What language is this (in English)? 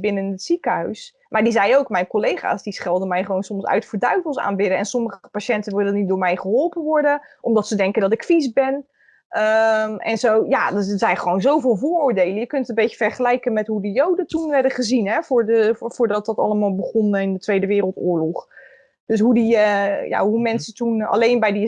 Dutch